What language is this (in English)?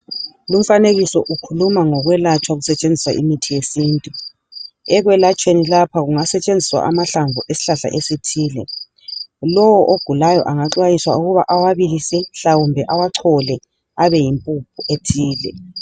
North Ndebele